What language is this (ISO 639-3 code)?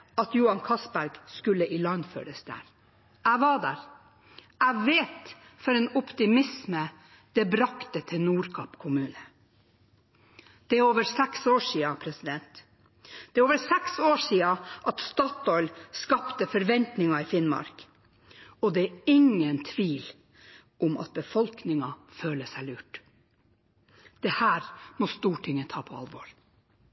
nob